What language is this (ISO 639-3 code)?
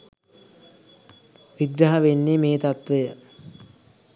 sin